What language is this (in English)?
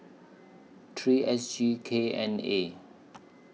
English